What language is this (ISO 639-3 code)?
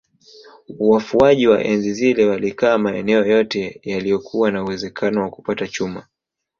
swa